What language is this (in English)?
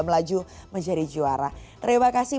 Indonesian